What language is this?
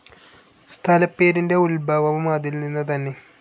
Malayalam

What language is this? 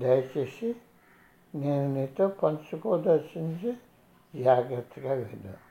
Telugu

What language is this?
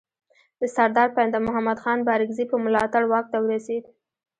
Pashto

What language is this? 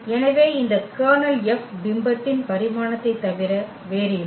Tamil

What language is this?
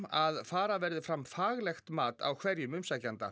Icelandic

